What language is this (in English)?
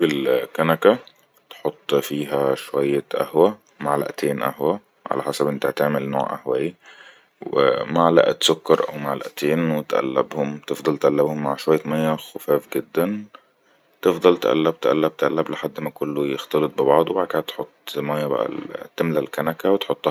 Egyptian Arabic